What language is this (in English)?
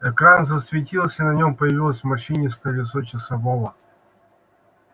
Russian